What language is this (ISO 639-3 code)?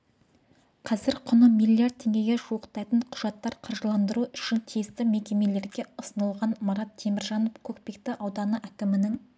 kaz